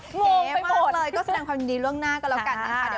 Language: Thai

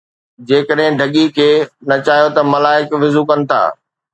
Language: Sindhi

